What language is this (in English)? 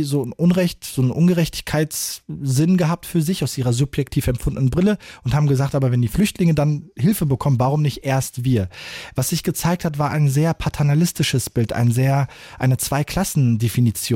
German